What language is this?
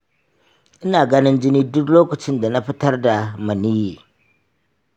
Hausa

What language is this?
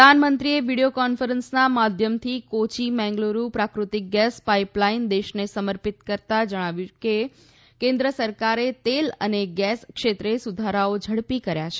Gujarati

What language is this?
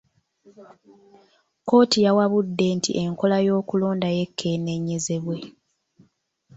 Ganda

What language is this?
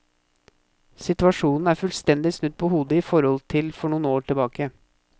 Norwegian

